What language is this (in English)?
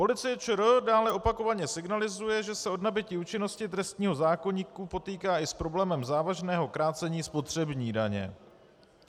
Czech